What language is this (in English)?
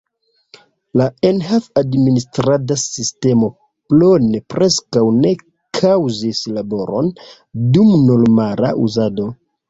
Esperanto